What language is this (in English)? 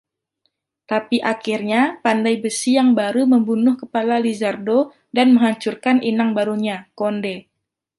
Indonesian